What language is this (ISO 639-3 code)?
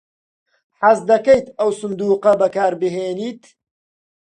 ckb